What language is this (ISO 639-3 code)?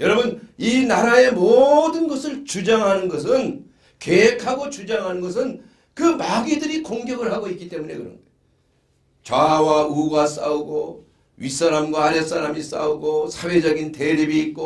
kor